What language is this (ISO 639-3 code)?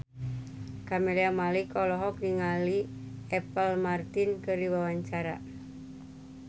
sun